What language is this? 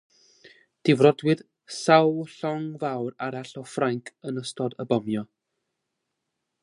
Welsh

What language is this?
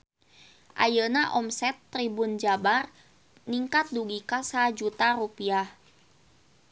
Sundanese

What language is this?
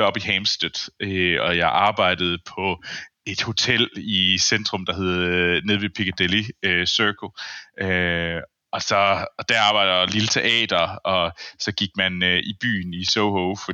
Danish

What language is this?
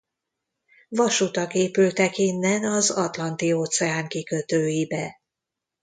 Hungarian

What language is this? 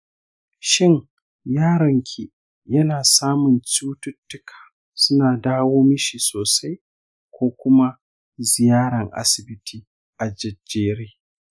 Hausa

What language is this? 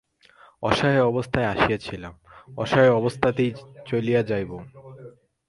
Bangla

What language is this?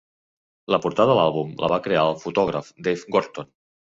Catalan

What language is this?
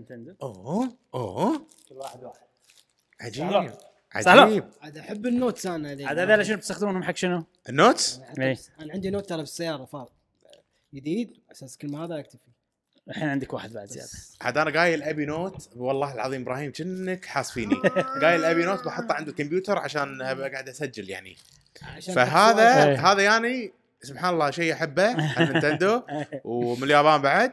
Arabic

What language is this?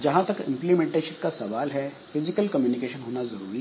Hindi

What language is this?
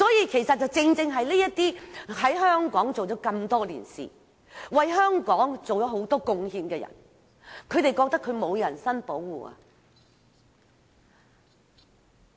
Cantonese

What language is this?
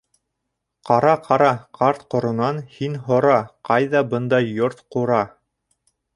Bashkir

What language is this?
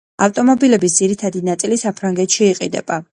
Georgian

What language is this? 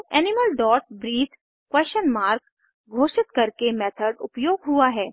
Hindi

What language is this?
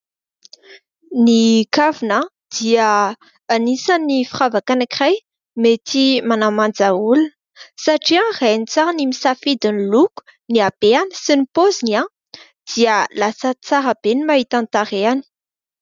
Malagasy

